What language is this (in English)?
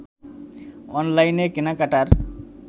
Bangla